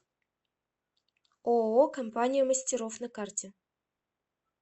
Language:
Russian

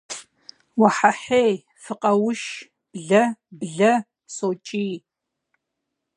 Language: Kabardian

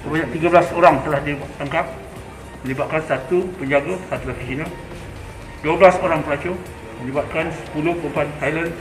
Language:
Malay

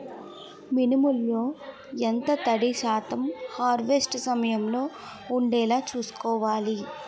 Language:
Telugu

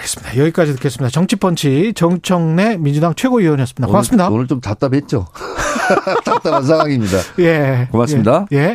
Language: Korean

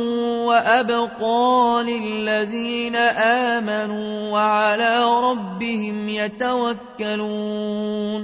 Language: Arabic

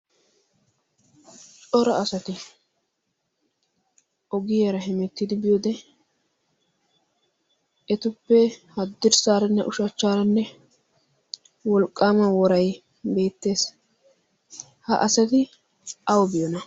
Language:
Wolaytta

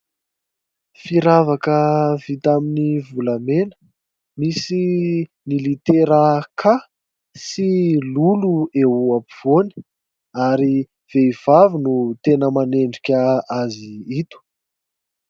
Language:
Malagasy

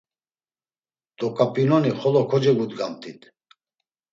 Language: Laz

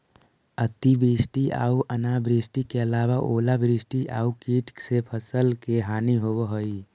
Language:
Magahi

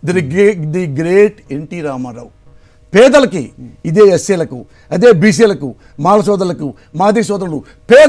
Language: Telugu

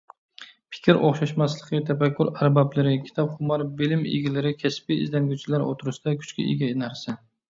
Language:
Uyghur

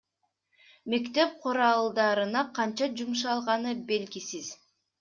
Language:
Kyrgyz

